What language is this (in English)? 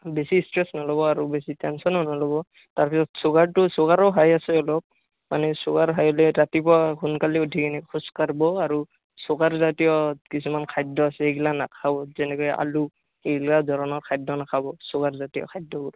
Assamese